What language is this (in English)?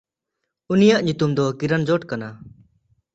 Santali